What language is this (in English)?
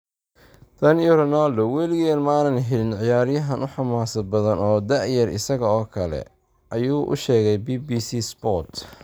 Somali